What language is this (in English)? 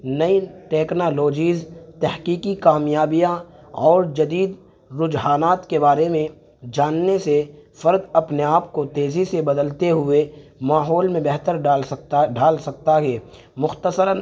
Urdu